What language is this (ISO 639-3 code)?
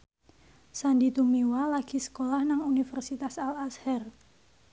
jav